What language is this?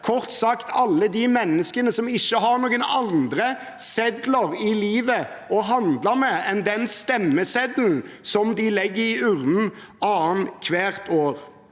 Norwegian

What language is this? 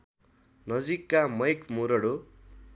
Nepali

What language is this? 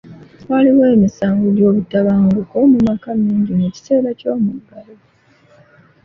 Ganda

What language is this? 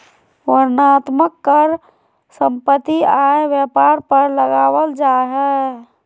Magahi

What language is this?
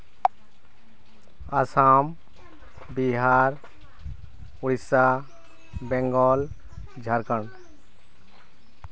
Santali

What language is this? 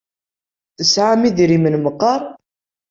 Kabyle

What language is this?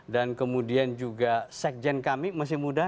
Indonesian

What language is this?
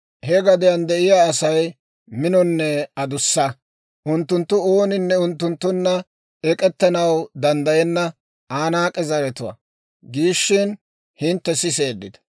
Dawro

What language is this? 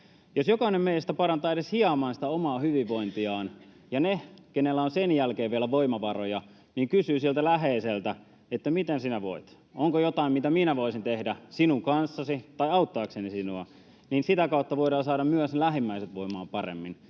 Finnish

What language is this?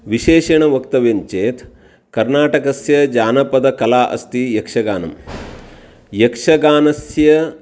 Sanskrit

